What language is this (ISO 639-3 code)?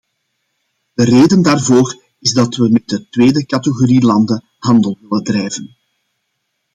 nld